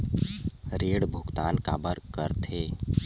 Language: Chhattisgarhi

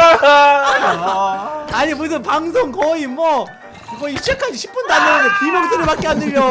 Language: Korean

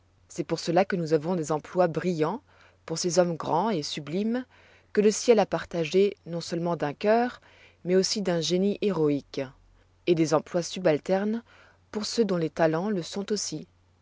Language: French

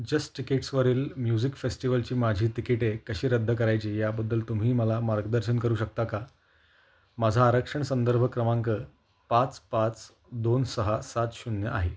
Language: Marathi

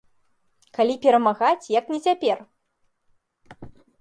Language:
Belarusian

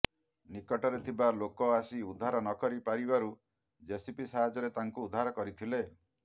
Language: Odia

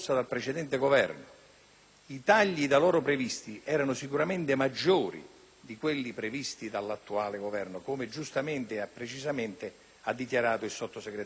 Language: Italian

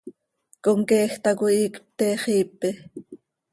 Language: Seri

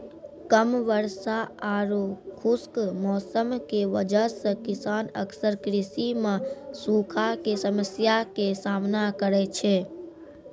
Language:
Maithili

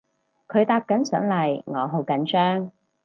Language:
Cantonese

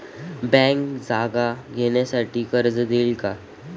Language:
Marathi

